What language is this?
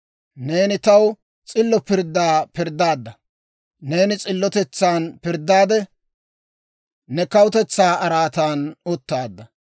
Dawro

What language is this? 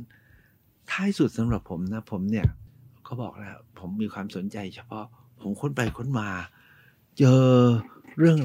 Thai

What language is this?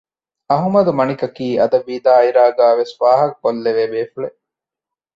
Divehi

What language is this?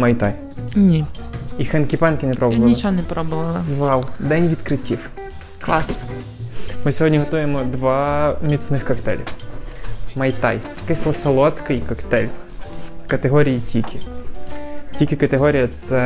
Ukrainian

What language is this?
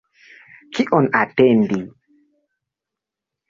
Esperanto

